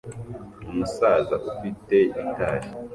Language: Kinyarwanda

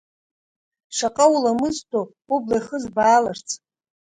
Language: Abkhazian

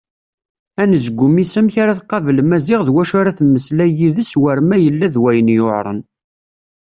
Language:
Kabyle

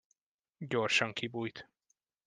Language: Hungarian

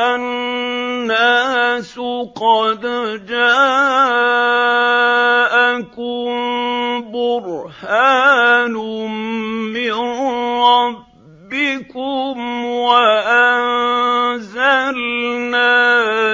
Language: Arabic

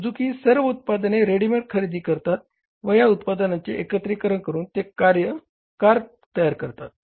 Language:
Marathi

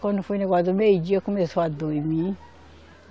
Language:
Portuguese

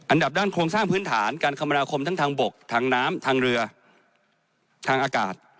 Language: Thai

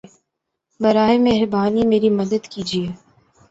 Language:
Urdu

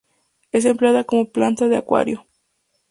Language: Spanish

